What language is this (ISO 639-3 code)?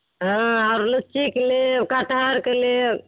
mai